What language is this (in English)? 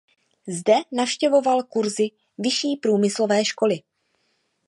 Czech